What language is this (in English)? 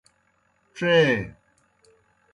Kohistani Shina